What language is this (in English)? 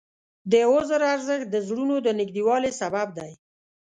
Pashto